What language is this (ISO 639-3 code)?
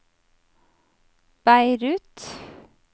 nor